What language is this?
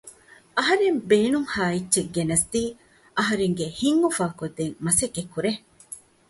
Divehi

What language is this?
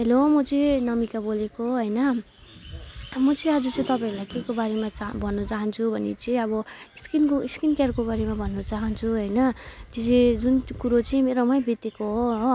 Nepali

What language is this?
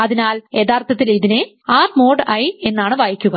Malayalam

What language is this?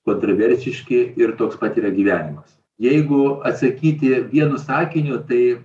Lithuanian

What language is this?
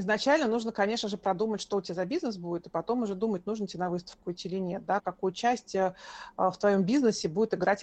Russian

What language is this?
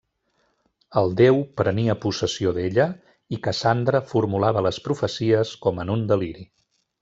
Catalan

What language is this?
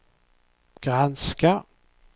Swedish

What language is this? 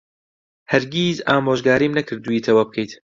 Central Kurdish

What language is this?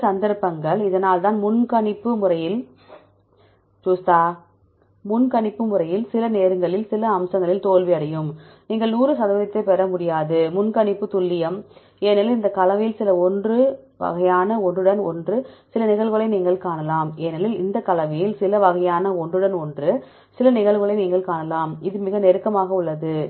Tamil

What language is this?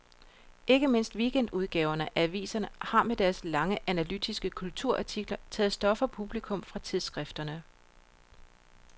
Danish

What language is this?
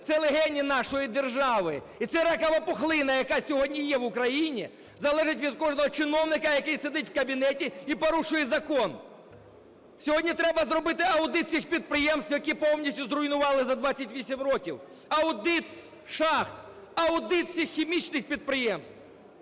Ukrainian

